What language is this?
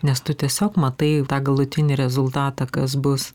Lithuanian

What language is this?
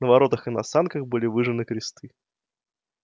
Russian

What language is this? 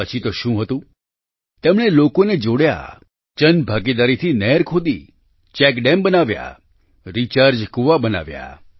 Gujarati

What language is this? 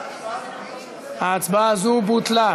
Hebrew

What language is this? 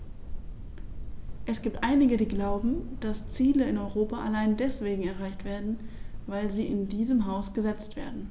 German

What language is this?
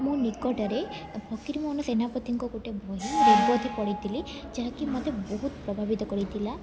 Odia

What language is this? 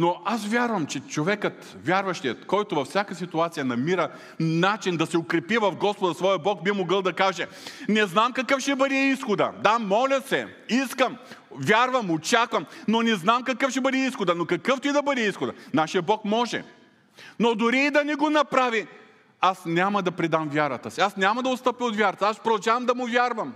Bulgarian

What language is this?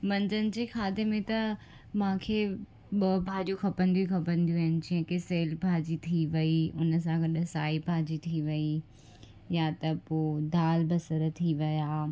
Sindhi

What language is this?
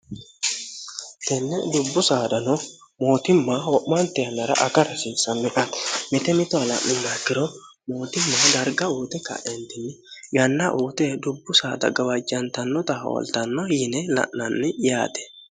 Sidamo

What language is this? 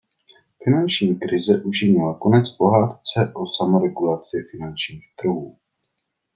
Czech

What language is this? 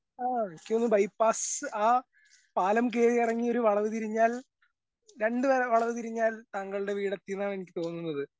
Malayalam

